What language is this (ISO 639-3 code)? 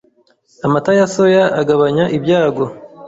kin